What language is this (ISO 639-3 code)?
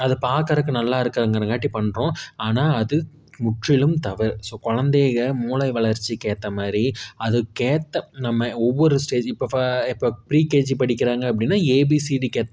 tam